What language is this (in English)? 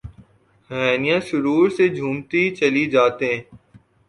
Urdu